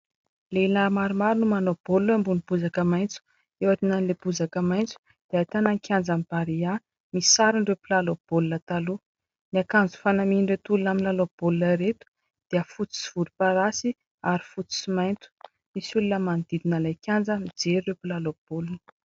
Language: Malagasy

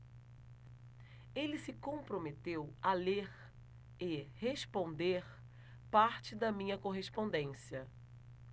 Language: Portuguese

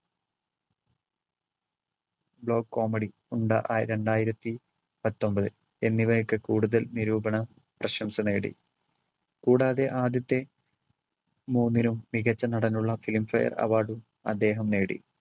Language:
Malayalam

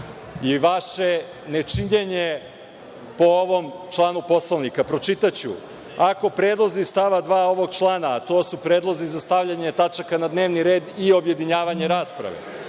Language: Serbian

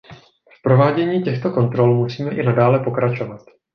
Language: Czech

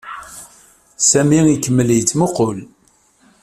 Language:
Kabyle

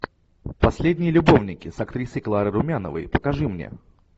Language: Russian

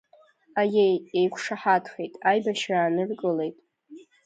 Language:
Abkhazian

